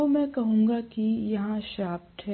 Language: Hindi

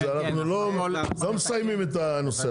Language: Hebrew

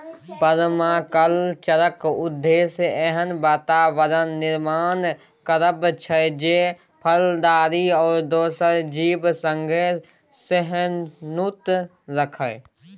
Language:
Maithili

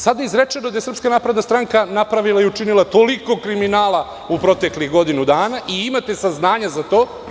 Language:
Serbian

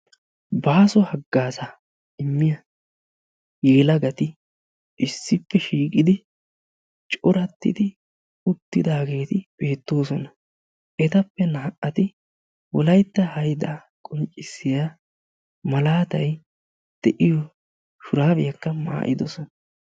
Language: Wolaytta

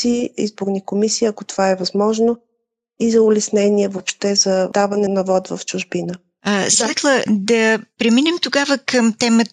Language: Bulgarian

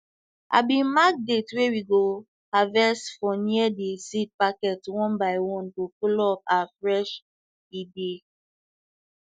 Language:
Nigerian Pidgin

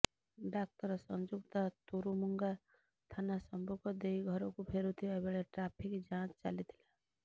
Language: Odia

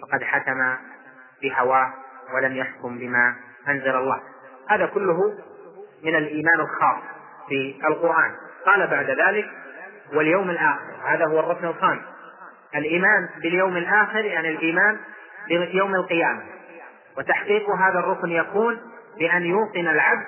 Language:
Arabic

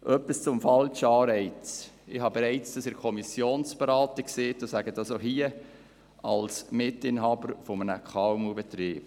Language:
Swiss German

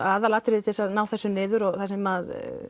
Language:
Icelandic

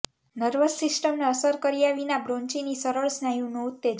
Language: Gujarati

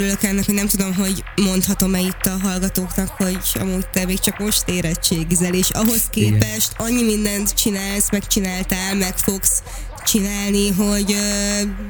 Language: Hungarian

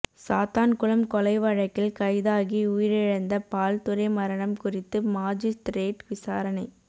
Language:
Tamil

